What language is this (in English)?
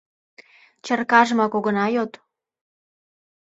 Mari